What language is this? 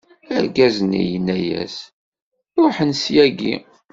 Kabyle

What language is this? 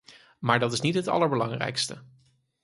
Dutch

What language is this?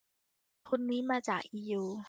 Thai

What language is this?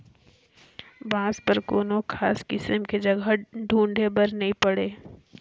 Chhattisgarhi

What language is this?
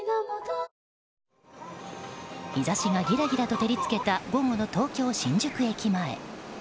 Japanese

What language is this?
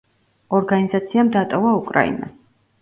Georgian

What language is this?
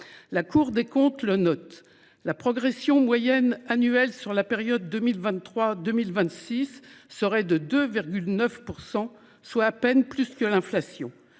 French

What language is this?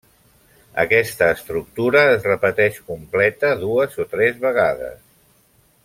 Catalan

